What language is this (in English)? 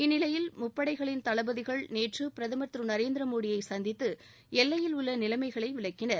Tamil